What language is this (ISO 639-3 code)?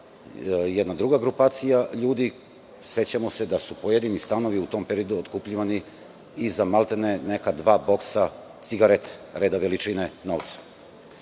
srp